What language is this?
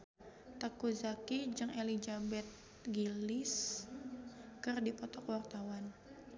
Sundanese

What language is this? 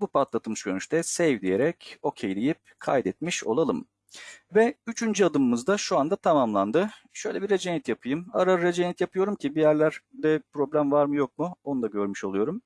Turkish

